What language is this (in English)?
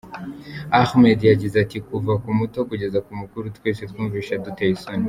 Kinyarwanda